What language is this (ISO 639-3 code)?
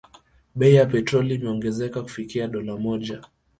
swa